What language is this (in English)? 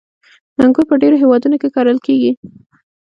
Pashto